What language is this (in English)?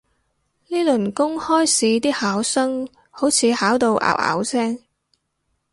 Cantonese